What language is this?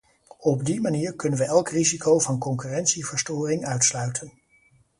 Dutch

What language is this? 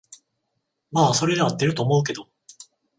Japanese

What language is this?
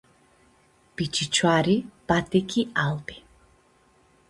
Aromanian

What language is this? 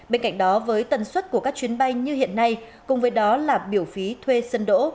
Vietnamese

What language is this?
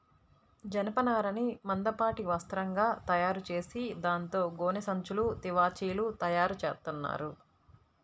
Telugu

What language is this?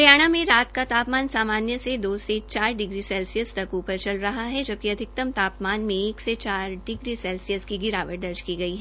Hindi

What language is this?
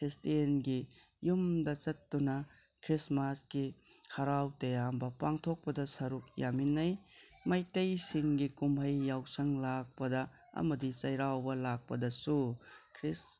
Manipuri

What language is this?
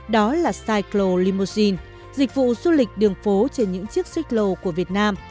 Vietnamese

